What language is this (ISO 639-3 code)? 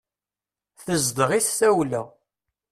kab